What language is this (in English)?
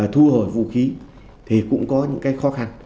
Vietnamese